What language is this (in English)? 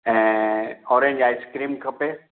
Sindhi